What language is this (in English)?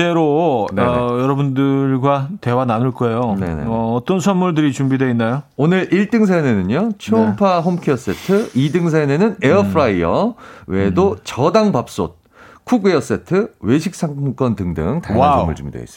Korean